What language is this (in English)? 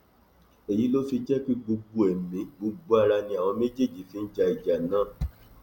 Yoruba